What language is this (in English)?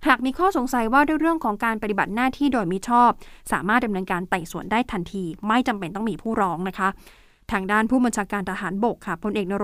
Thai